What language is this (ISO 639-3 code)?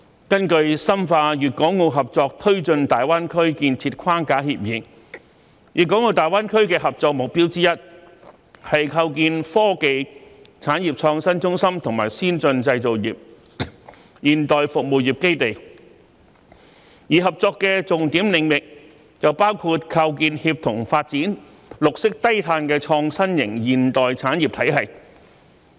yue